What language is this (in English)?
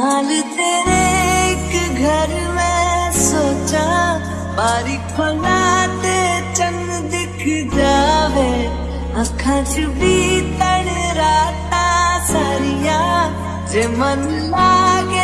Hindi